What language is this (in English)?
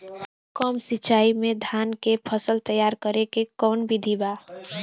Bhojpuri